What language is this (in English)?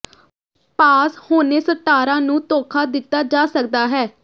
Punjabi